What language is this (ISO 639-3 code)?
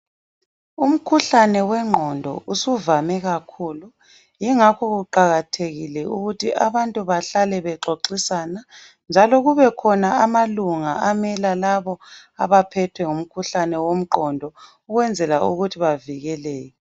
nde